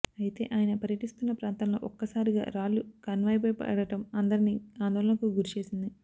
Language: Telugu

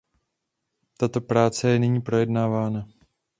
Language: Czech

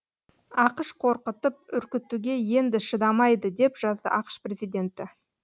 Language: Kazakh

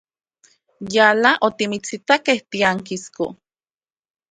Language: Central Puebla Nahuatl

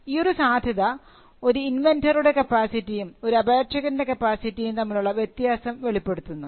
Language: Malayalam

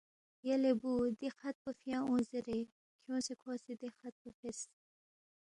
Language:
Balti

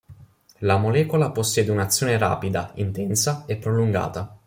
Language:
Italian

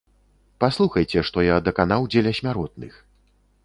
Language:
Belarusian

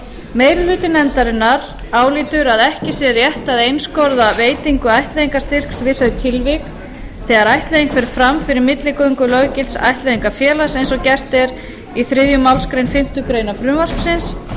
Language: Icelandic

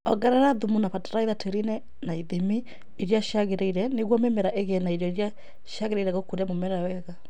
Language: Kikuyu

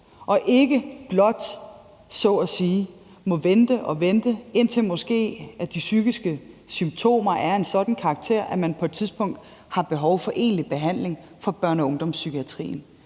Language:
Danish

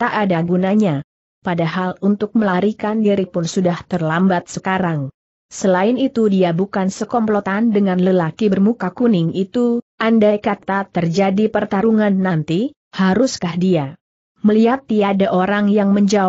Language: Indonesian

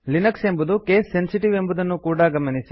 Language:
Kannada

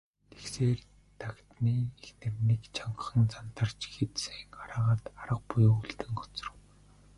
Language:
Mongolian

